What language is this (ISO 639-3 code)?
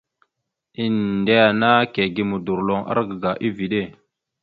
mxu